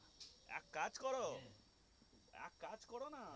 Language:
Bangla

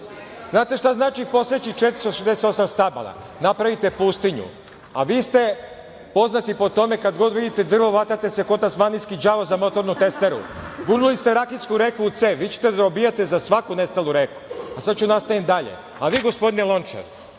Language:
Serbian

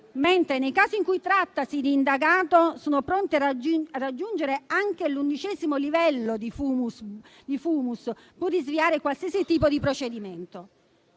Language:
Italian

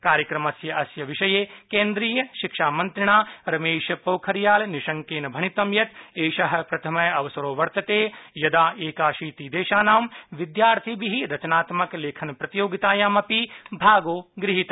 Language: Sanskrit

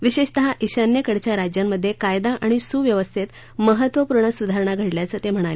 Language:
Marathi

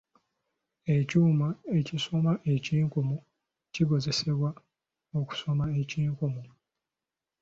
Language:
Ganda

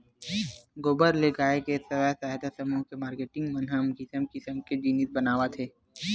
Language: Chhattisgarhi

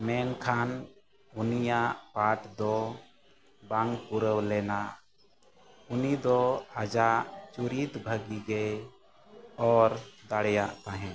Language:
Santali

